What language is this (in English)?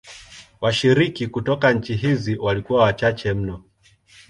Swahili